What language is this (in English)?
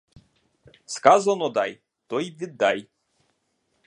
Ukrainian